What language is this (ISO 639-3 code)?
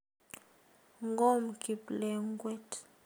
kln